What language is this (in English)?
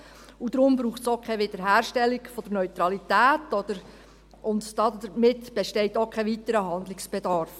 Swiss German